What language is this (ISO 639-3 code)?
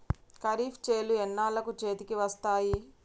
tel